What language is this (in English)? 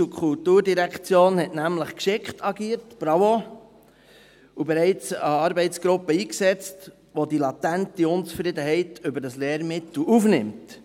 Swiss German